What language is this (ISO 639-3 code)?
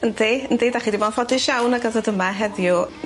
cym